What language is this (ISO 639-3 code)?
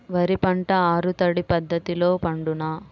tel